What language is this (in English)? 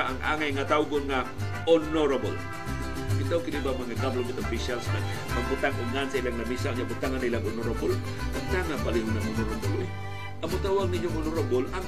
Filipino